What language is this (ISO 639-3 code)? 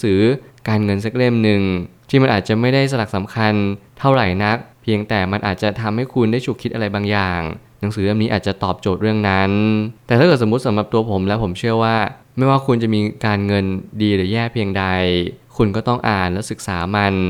tha